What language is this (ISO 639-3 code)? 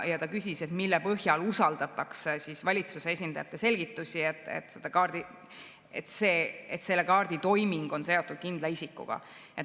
est